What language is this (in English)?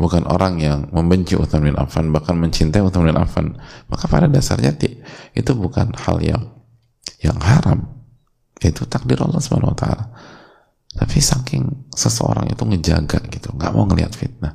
Indonesian